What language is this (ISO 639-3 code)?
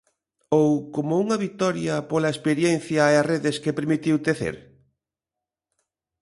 glg